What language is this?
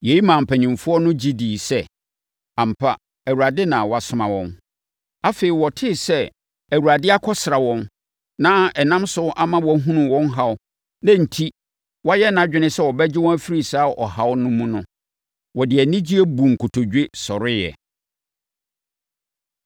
Akan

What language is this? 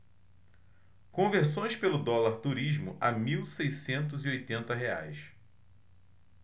Portuguese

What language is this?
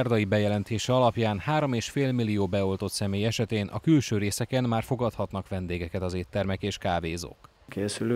Hungarian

